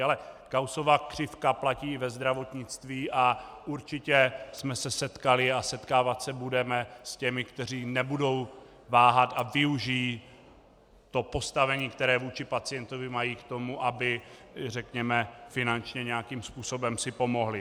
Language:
Czech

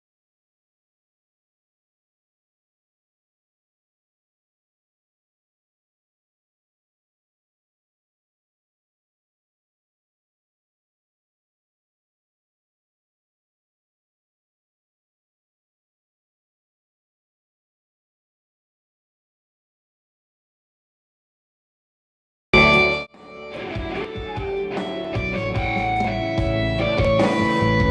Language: Japanese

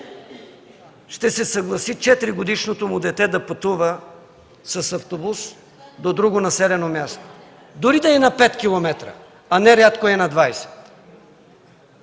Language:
Bulgarian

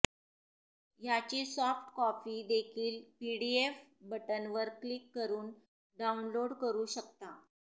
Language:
Marathi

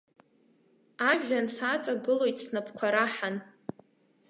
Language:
Abkhazian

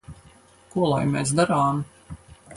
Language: Latvian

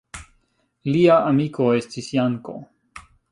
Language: Esperanto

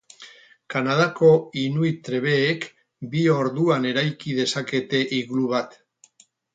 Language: Basque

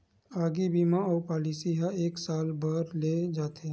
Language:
Chhattisgarhi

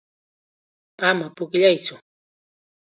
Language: Chiquián Ancash Quechua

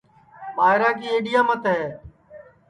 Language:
Sansi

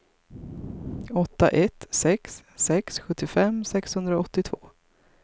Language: Swedish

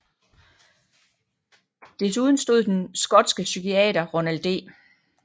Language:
Danish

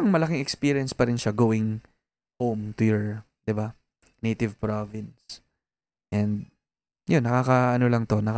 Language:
Filipino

